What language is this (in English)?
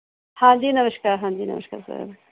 Punjabi